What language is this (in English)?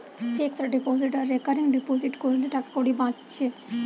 Bangla